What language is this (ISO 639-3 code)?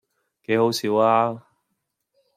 yue